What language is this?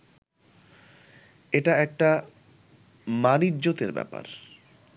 Bangla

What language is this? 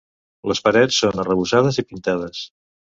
Catalan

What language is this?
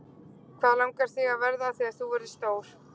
Icelandic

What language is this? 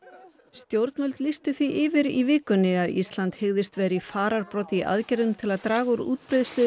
Icelandic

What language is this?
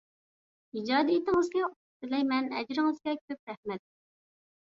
Uyghur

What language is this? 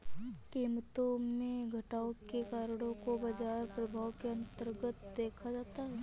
Hindi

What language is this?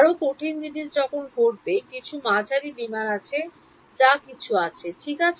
Bangla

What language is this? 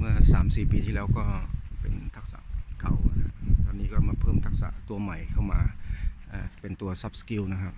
Thai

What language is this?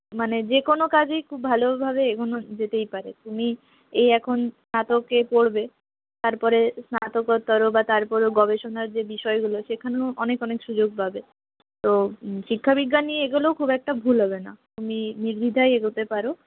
Bangla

